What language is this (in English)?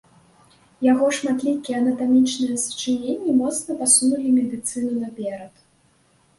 Belarusian